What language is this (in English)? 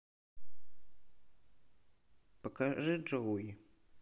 Russian